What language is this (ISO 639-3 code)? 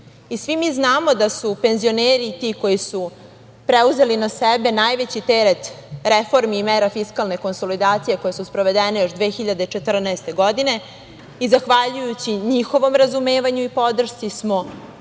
srp